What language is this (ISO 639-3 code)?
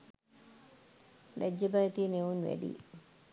sin